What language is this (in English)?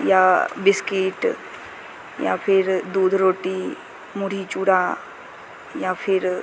Maithili